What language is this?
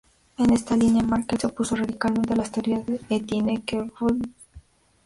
Spanish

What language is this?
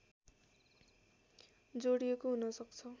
Nepali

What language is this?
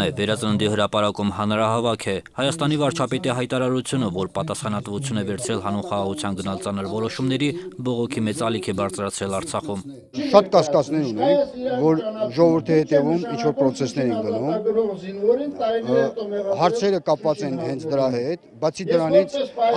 Romanian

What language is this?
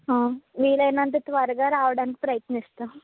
Telugu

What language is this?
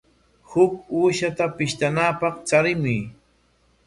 Corongo Ancash Quechua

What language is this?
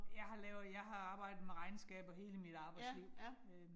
Danish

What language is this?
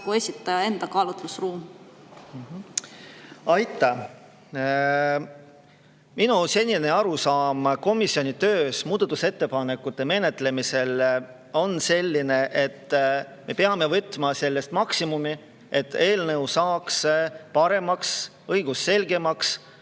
Estonian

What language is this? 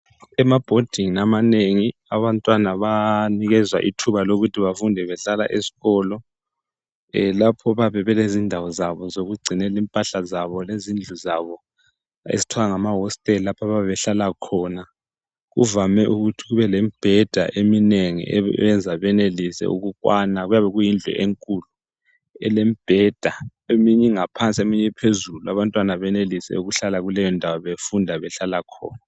North Ndebele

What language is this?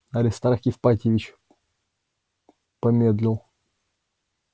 Russian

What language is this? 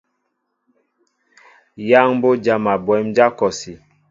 Mbo (Cameroon)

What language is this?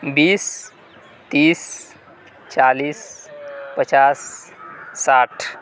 Urdu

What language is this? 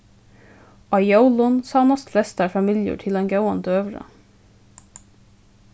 Faroese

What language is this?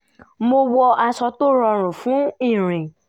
Yoruba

